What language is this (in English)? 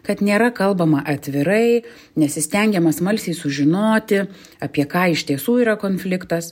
Lithuanian